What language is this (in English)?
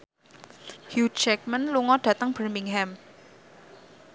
Javanese